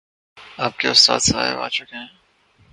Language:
Urdu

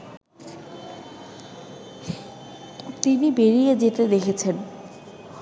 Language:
Bangla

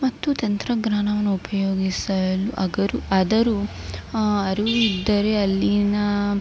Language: Kannada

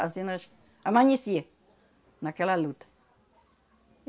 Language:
Portuguese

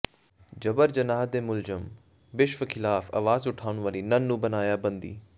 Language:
Punjabi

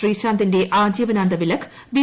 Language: Malayalam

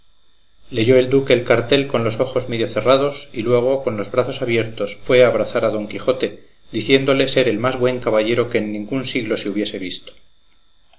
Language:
Spanish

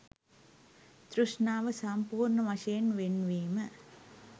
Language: Sinhala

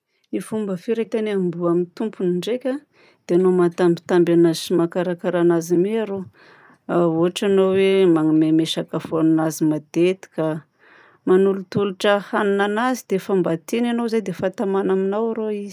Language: Southern Betsimisaraka Malagasy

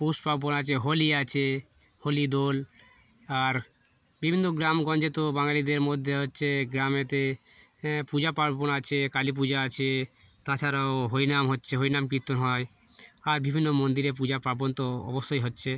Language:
Bangla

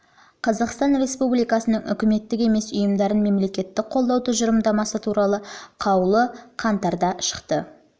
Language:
Kazakh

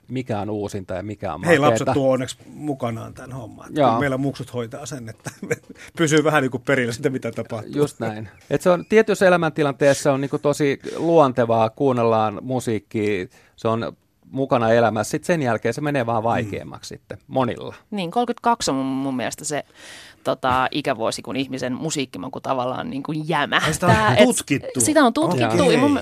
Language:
Finnish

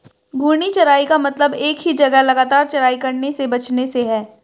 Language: Hindi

